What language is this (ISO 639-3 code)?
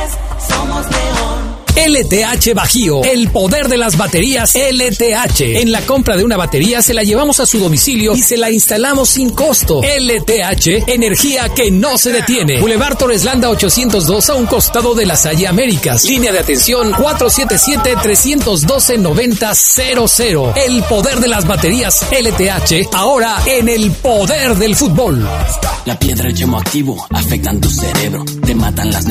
spa